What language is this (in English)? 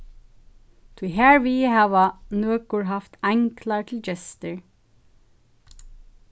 Faroese